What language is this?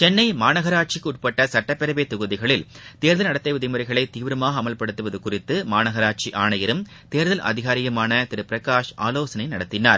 Tamil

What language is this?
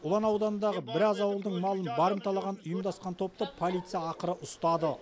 Kazakh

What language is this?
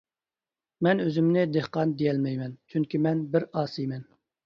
Uyghur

